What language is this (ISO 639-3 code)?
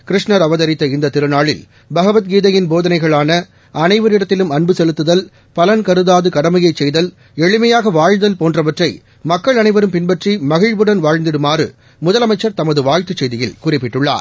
tam